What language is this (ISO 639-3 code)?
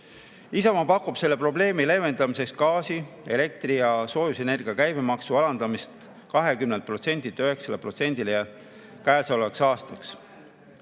est